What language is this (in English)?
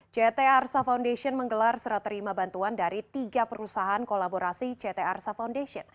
Indonesian